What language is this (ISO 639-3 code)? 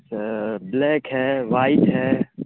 urd